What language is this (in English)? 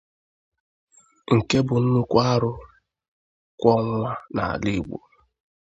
Igbo